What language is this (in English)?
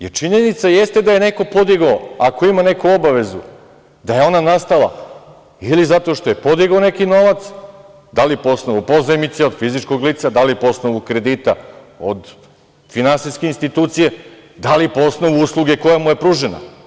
Serbian